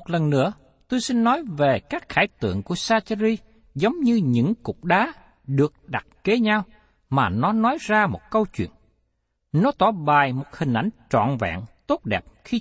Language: Vietnamese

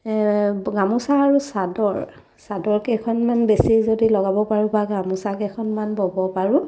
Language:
Assamese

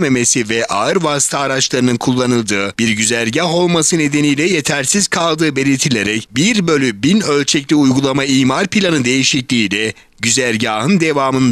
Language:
Turkish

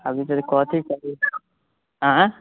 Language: Maithili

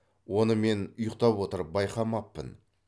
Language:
Kazakh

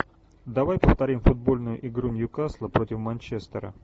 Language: Russian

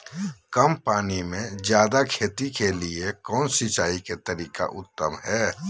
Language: Magahi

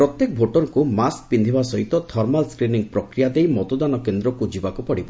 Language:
Odia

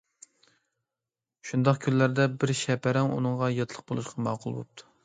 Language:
Uyghur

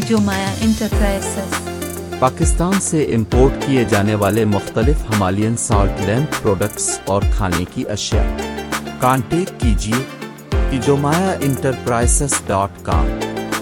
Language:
Urdu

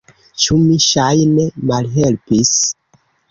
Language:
Esperanto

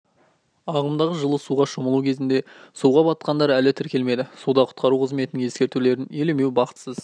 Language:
Kazakh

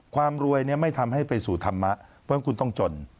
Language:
Thai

